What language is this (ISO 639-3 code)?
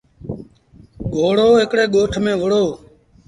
sbn